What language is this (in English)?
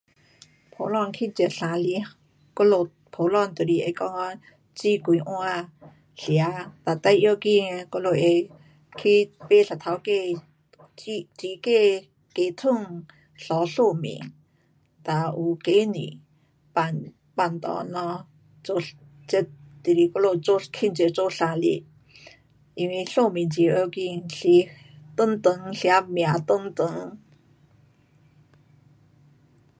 Pu-Xian Chinese